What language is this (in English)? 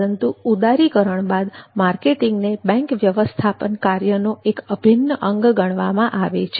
Gujarati